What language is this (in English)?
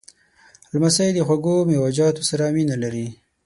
Pashto